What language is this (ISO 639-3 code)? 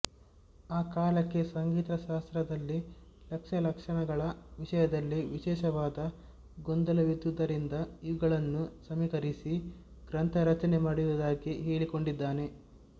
kan